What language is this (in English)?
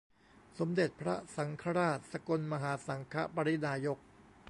Thai